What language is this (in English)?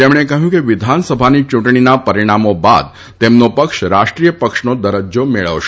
Gujarati